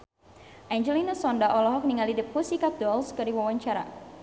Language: Sundanese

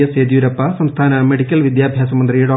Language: Malayalam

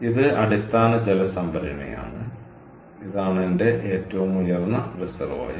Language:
Malayalam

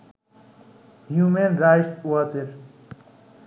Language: Bangla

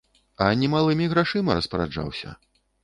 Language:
Belarusian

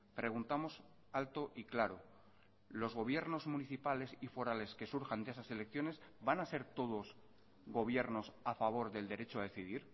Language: Spanish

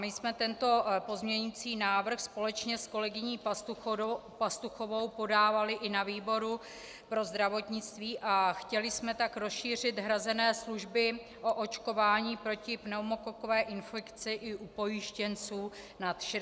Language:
Czech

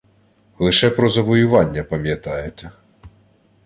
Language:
Ukrainian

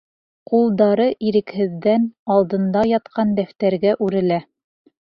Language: Bashkir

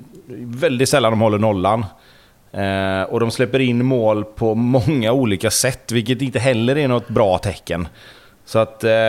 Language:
Swedish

